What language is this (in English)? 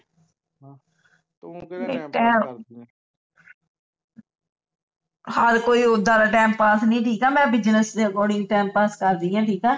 Punjabi